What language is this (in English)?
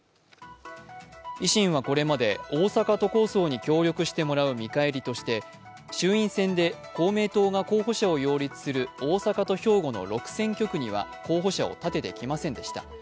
Japanese